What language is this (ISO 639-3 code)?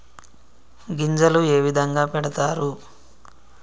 tel